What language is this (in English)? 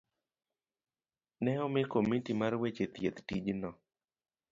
Luo (Kenya and Tanzania)